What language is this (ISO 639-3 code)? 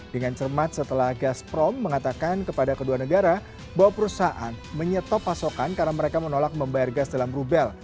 ind